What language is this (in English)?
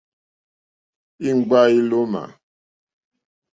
Mokpwe